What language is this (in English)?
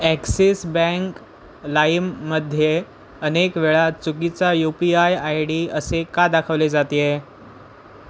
Marathi